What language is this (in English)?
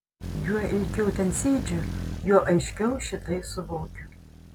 Lithuanian